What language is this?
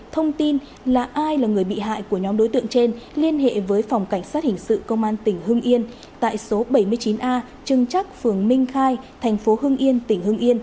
Vietnamese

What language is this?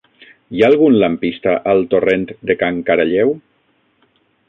Catalan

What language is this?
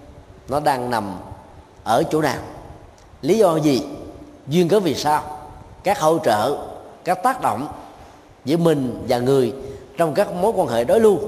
Vietnamese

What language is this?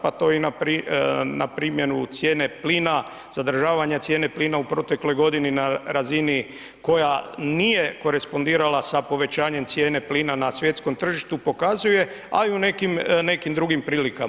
Croatian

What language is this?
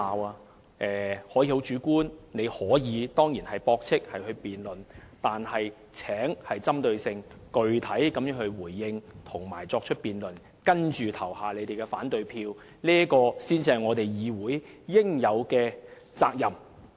Cantonese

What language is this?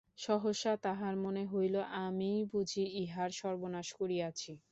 Bangla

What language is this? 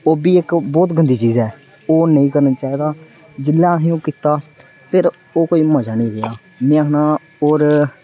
Dogri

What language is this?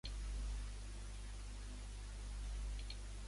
Urdu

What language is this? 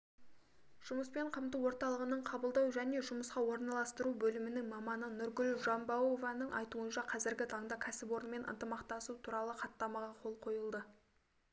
Kazakh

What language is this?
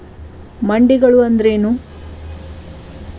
Kannada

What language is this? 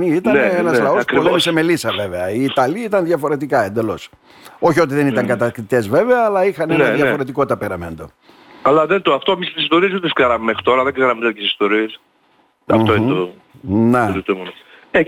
Greek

